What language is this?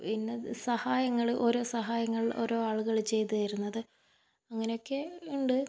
Malayalam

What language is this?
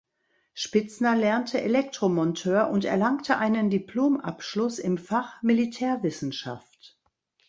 German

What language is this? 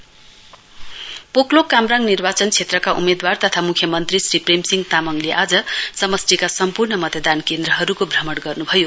Nepali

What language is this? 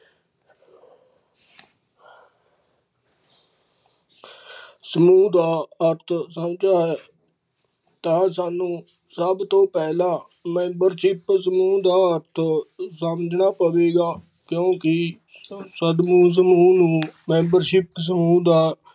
Punjabi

